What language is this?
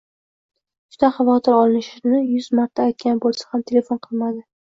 Uzbek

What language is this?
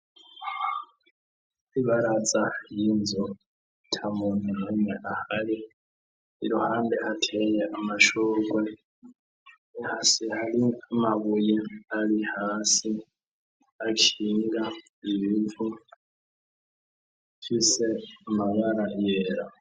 Rundi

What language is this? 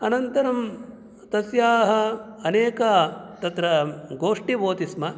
Sanskrit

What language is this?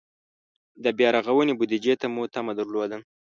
Pashto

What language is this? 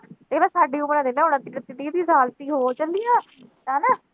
Punjabi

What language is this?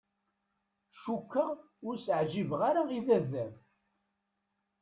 Kabyle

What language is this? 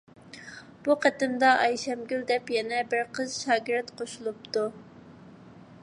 Uyghur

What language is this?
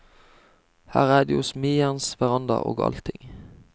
Norwegian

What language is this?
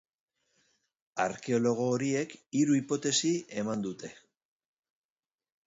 Basque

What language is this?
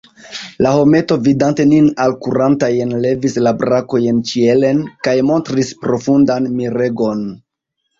Esperanto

